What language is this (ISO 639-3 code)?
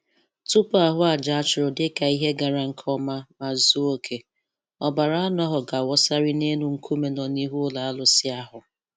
ibo